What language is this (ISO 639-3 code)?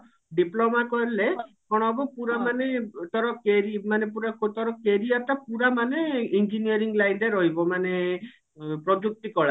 ori